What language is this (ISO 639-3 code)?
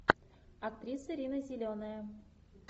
rus